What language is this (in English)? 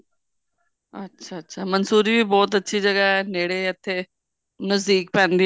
Punjabi